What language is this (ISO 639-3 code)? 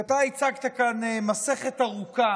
heb